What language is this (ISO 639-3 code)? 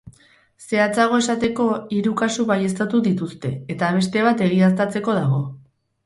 eus